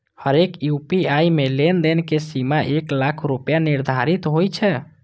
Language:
Maithili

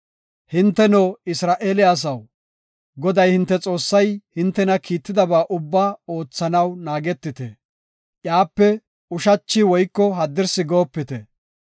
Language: Gofa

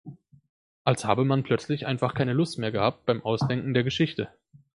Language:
German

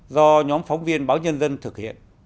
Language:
Vietnamese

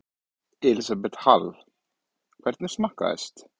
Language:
Icelandic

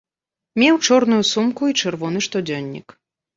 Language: Belarusian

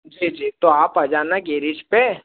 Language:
Hindi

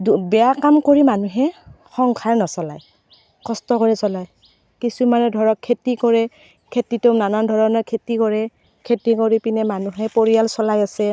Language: Assamese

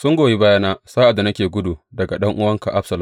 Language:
Hausa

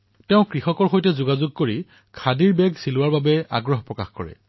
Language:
Assamese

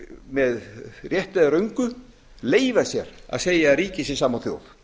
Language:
Icelandic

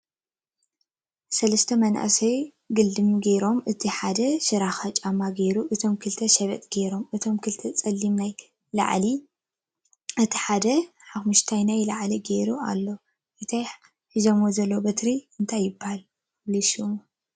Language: Tigrinya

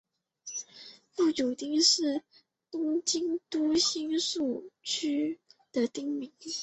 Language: Chinese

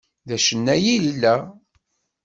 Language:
Kabyle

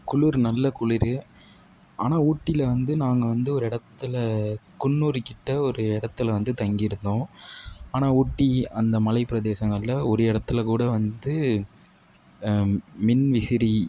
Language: Tamil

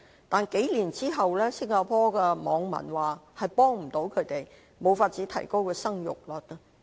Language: Cantonese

